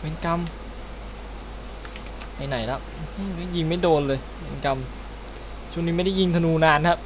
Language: Thai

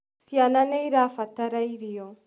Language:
Kikuyu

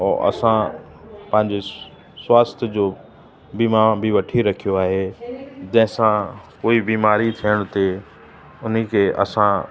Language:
Sindhi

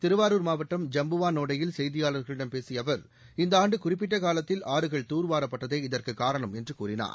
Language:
Tamil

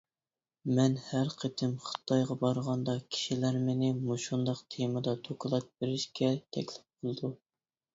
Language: Uyghur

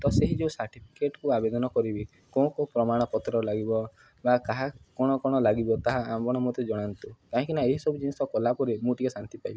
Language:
Odia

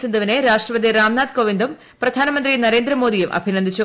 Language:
Malayalam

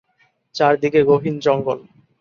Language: Bangla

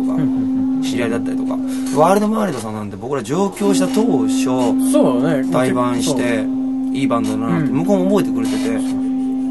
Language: Japanese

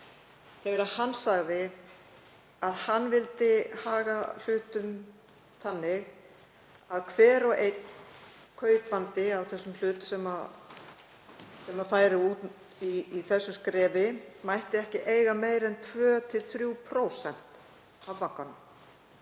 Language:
Icelandic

